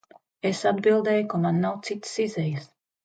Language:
Latvian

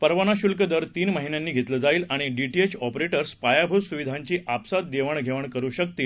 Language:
Marathi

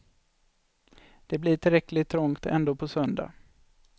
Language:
Swedish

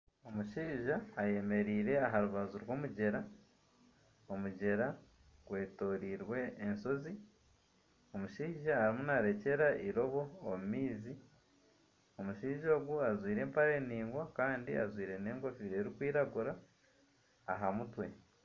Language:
Nyankole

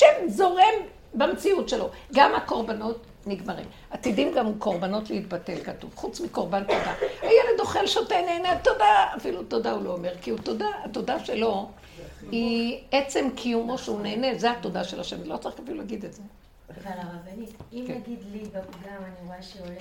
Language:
Hebrew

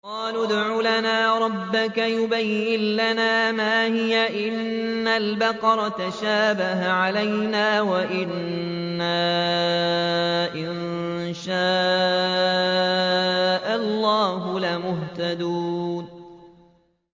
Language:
Arabic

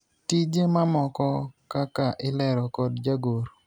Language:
Luo (Kenya and Tanzania)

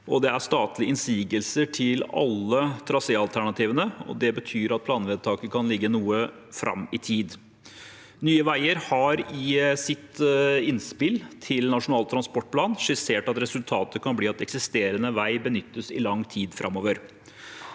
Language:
Norwegian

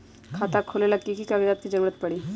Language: Magahi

